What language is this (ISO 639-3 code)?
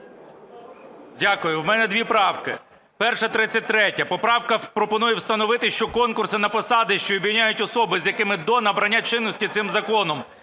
ukr